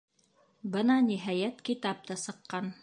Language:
Bashkir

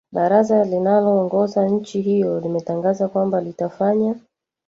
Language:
Swahili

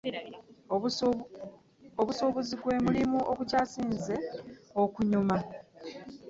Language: Ganda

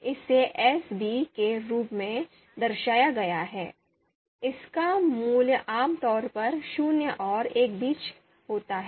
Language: Hindi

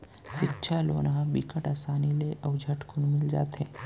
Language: Chhattisgarhi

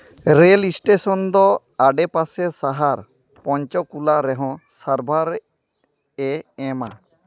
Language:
Santali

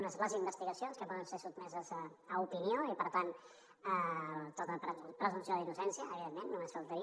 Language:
Catalan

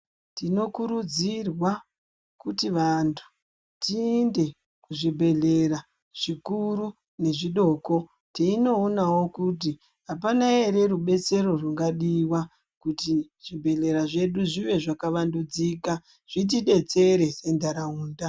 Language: Ndau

